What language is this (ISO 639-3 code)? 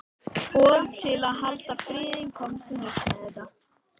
isl